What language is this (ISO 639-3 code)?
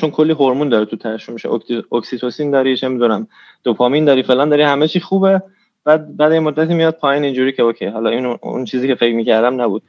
fas